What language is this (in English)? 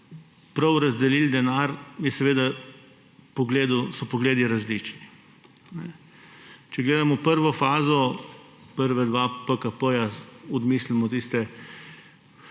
Slovenian